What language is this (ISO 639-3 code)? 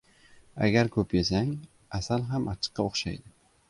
uzb